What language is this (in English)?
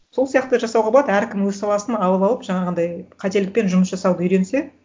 Kazakh